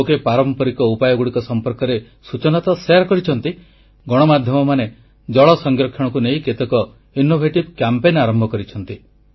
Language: Odia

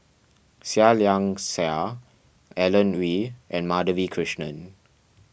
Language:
English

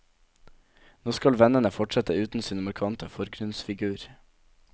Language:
Norwegian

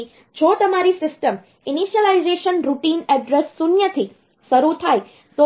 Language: Gujarati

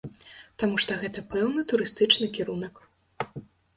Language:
Belarusian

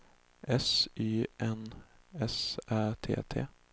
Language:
Swedish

